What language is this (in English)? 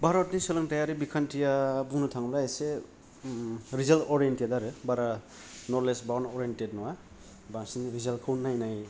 Bodo